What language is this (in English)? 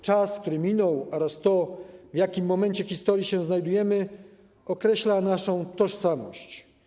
Polish